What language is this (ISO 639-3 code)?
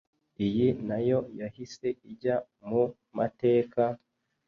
kin